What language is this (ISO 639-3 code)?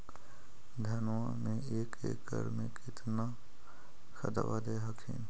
mag